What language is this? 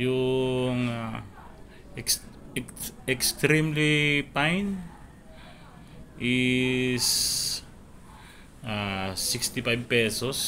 Filipino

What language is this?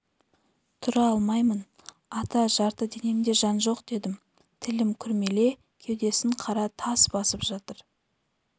Kazakh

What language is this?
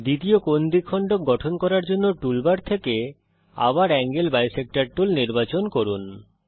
Bangla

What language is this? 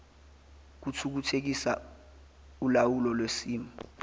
Zulu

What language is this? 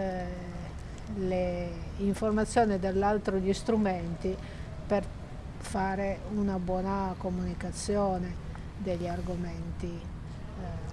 Italian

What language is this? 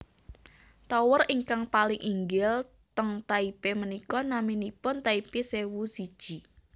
Javanese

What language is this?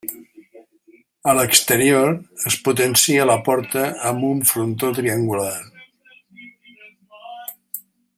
Catalan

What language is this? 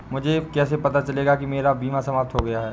Hindi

